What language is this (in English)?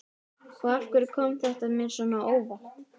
Icelandic